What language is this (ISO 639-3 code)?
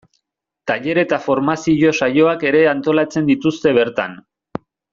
eus